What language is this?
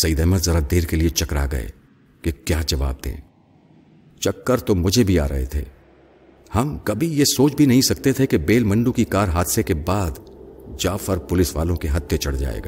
Urdu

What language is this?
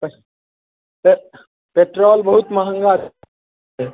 Maithili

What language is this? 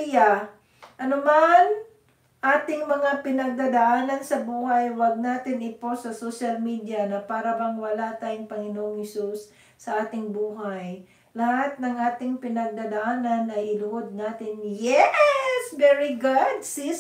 Filipino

